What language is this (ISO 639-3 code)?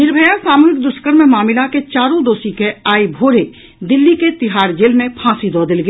mai